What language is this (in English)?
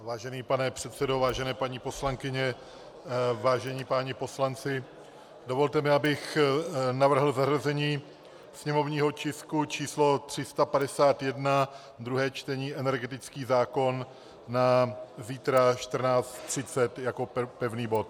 Czech